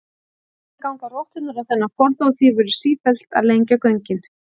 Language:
Icelandic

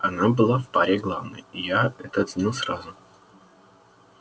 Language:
Russian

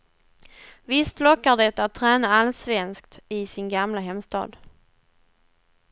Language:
Swedish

